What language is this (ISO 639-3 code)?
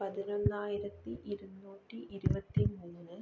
mal